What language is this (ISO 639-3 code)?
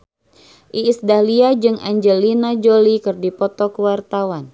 sun